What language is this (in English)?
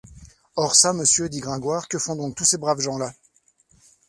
French